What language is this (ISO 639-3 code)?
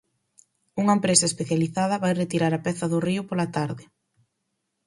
glg